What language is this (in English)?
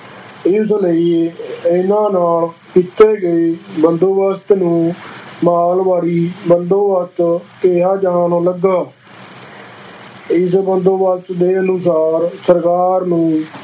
Punjabi